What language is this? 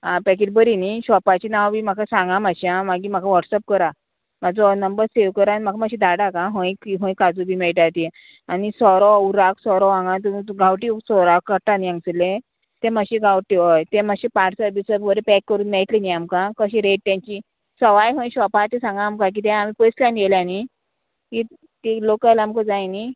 Konkani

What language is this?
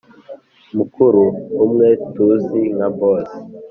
Kinyarwanda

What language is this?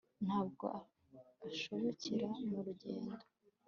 Kinyarwanda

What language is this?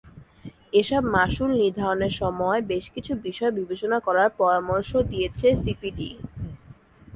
Bangla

